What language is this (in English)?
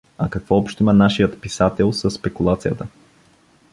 Bulgarian